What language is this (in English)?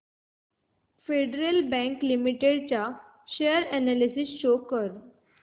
Marathi